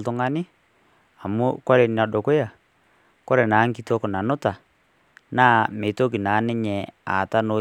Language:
Masai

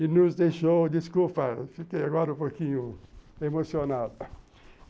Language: Portuguese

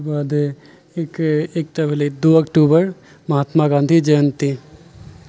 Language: Maithili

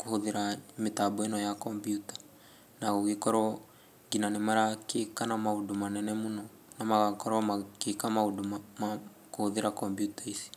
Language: Kikuyu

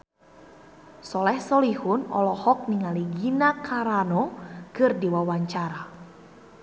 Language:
Sundanese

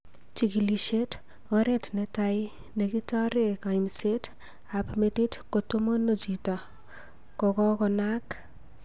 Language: Kalenjin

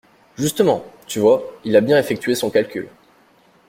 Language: French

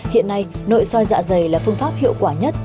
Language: Vietnamese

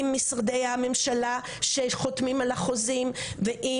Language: Hebrew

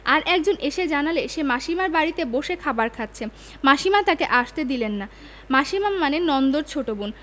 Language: Bangla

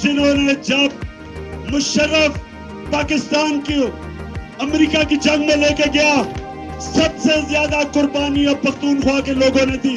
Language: Urdu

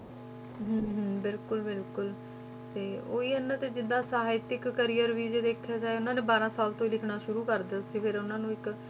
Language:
Punjabi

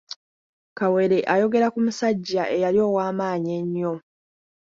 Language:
Ganda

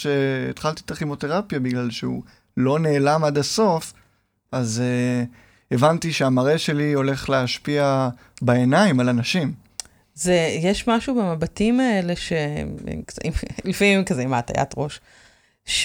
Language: Hebrew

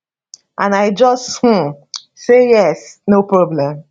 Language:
Nigerian Pidgin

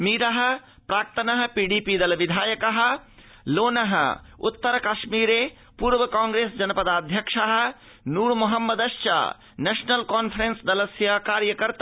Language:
Sanskrit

